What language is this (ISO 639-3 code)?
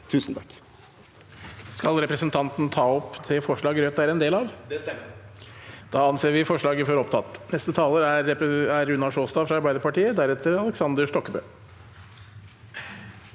nor